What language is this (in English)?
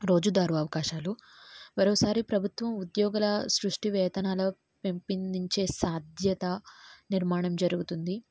Telugu